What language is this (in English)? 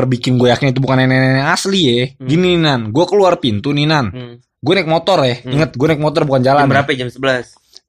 Indonesian